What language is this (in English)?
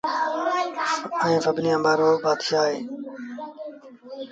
Sindhi Bhil